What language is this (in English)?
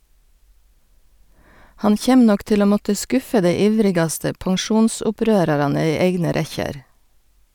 Norwegian